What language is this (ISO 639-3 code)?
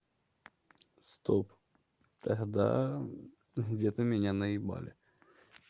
rus